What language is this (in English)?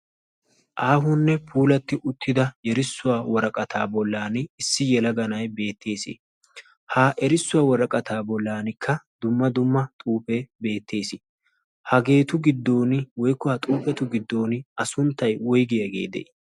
Wolaytta